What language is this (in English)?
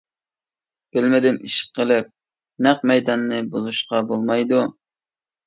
Uyghur